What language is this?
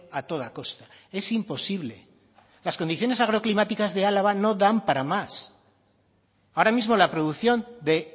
Spanish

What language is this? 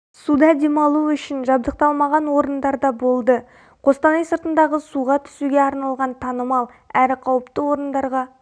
Kazakh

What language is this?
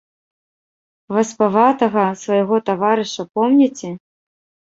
Belarusian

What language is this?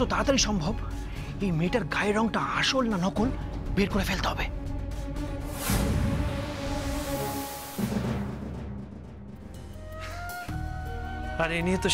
Hindi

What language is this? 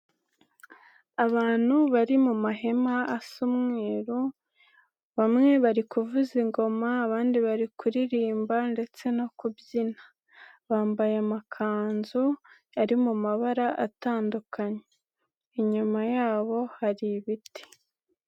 Kinyarwanda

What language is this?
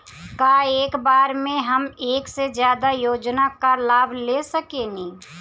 Bhojpuri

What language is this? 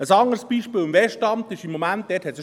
Swiss German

